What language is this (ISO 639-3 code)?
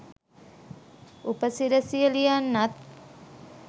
sin